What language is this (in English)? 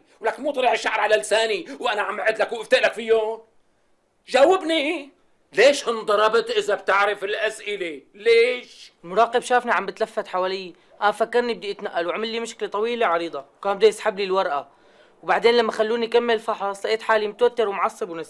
Arabic